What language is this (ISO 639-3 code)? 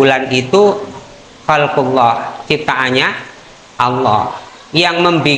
ind